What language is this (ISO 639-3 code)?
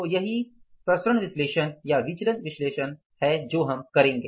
hin